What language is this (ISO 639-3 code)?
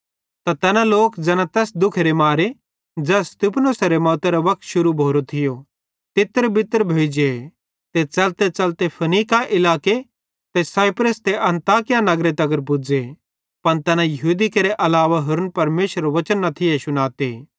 bhd